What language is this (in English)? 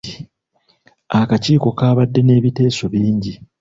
Ganda